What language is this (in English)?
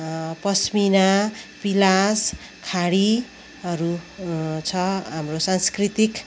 Nepali